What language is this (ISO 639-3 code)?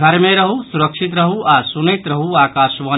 mai